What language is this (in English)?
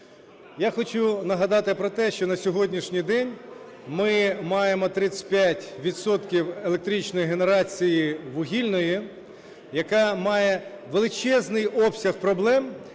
Ukrainian